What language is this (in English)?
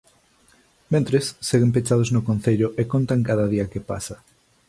Galician